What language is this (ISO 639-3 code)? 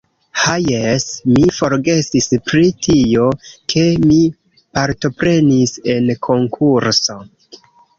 epo